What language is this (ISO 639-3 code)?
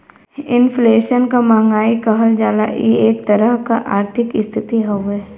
bho